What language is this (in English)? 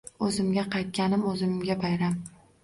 Uzbek